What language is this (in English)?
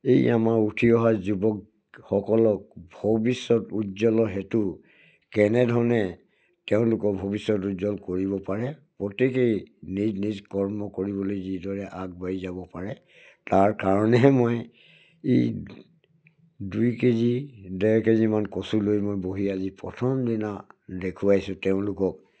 Assamese